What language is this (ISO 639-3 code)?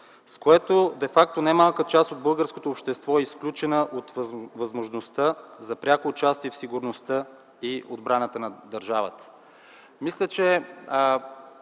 bul